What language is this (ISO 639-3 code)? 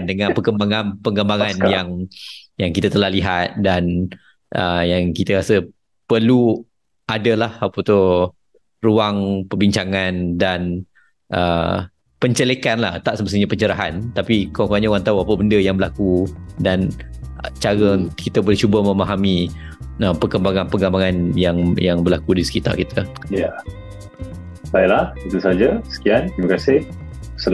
msa